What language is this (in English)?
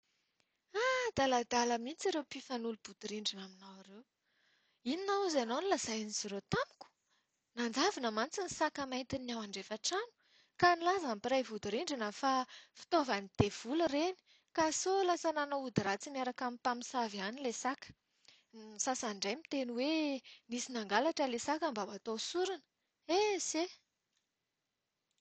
Malagasy